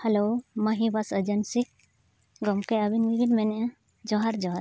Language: Santali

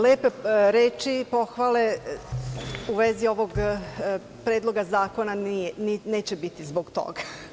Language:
Serbian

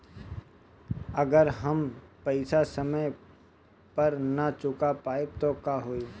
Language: Bhojpuri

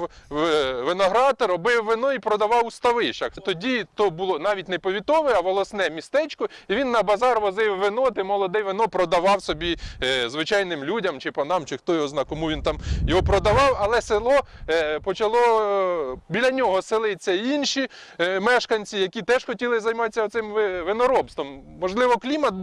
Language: Ukrainian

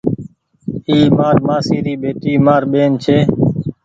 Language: Goaria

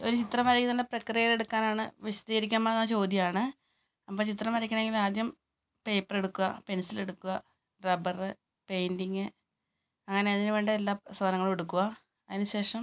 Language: Malayalam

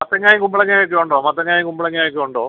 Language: Malayalam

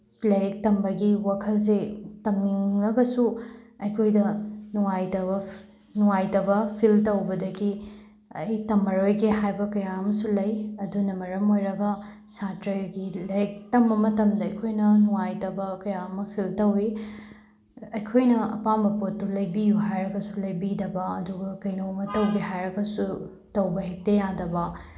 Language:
Manipuri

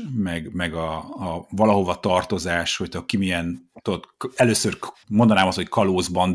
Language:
Hungarian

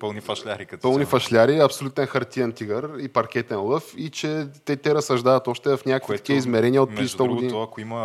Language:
Bulgarian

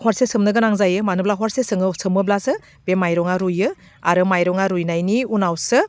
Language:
Bodo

